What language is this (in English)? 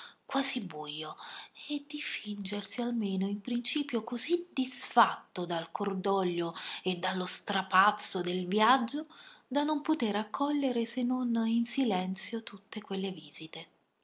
Italian